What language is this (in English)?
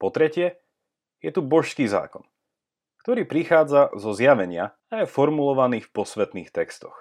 Slovak